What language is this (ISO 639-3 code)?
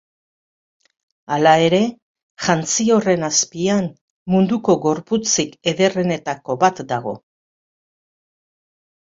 eus